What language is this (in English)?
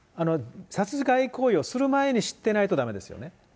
Japanese